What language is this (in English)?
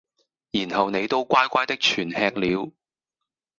Cantonese